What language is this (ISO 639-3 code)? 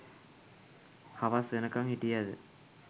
sin